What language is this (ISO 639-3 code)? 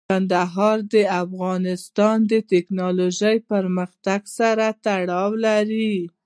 pus